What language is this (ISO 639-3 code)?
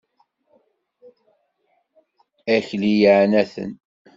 kab